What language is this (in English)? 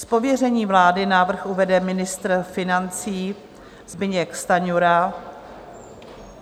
Czech